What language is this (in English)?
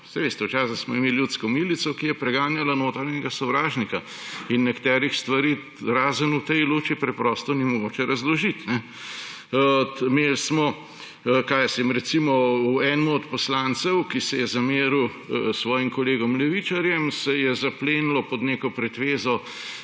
Slovenian